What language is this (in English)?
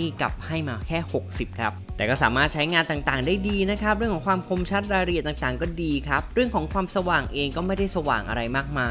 Thai